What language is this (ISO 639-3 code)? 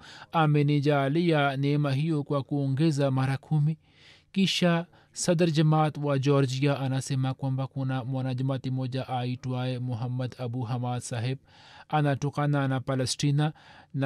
swa